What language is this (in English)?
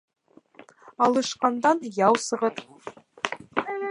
Bashkir